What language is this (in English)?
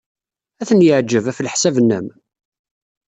Kabyle